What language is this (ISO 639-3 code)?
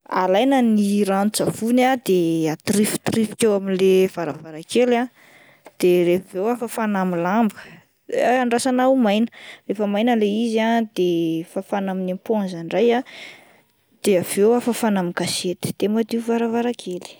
mlg